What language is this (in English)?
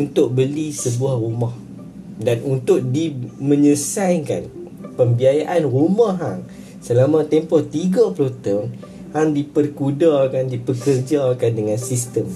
Malay